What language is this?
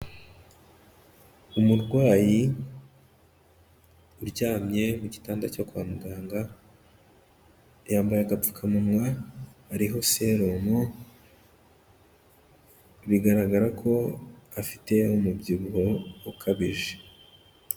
Kinyarwanda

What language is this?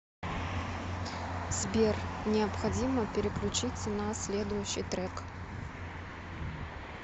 Russian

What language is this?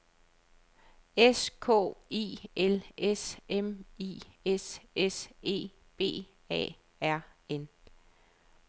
Danish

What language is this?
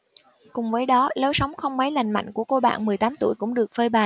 Vietnamese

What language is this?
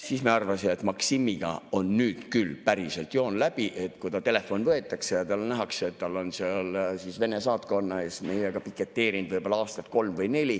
Estonian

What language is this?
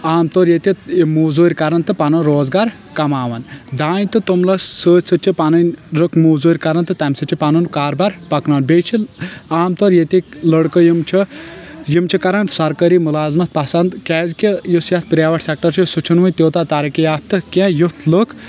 Kashmiri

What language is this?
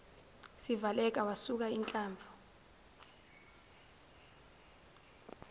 Zulu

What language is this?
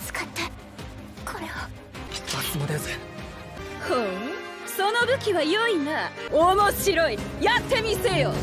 Japanese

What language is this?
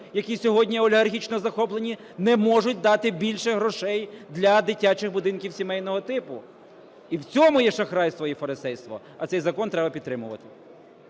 Ukrainian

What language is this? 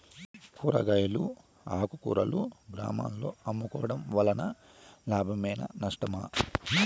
Telugu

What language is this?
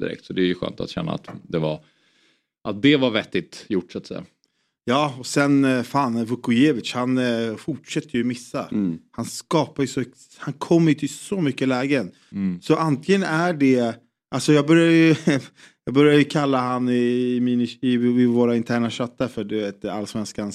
Swedish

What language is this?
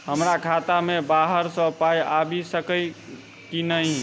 Maithili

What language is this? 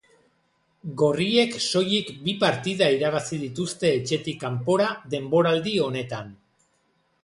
Basque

